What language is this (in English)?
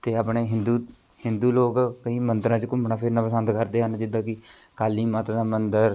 Punjabi